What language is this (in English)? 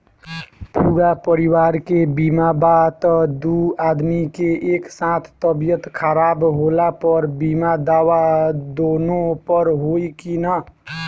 Bhojpuri